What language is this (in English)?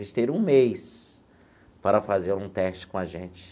Portuguese